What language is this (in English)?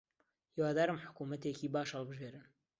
Central Kurdish